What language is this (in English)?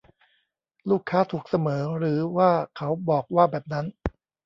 Thai